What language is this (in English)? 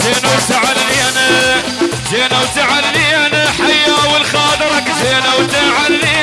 Arabic